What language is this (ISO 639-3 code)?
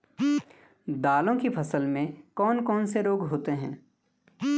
hin